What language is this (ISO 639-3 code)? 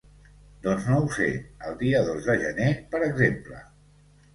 cat